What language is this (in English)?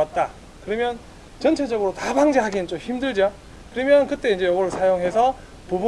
Korean